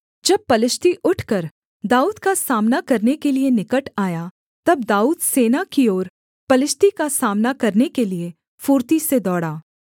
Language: Hindi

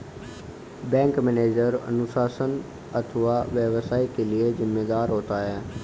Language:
Hindi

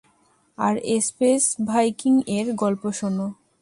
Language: Bangla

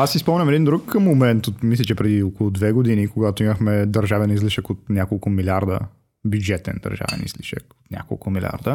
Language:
Bulgarian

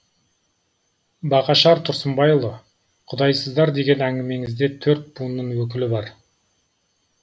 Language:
Kazakh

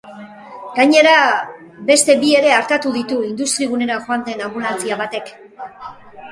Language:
Basque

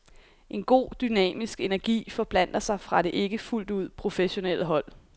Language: Danish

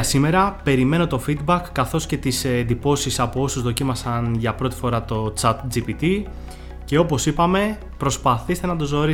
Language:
Greek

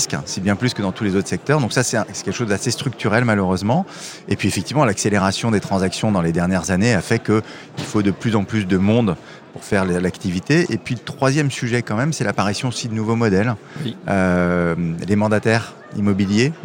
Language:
French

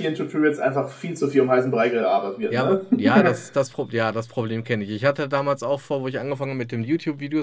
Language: German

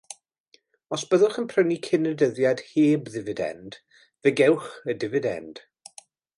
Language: Welsh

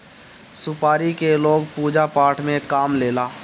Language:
Bhojpuri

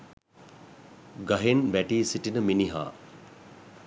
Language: Sinhala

